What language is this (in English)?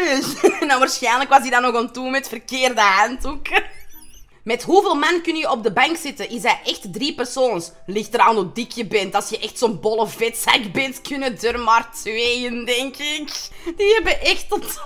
Dutch